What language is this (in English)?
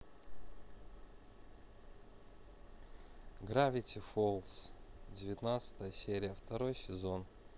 Russian